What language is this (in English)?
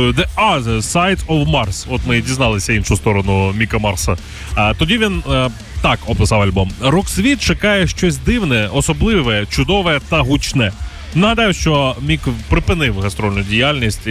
Ukrainian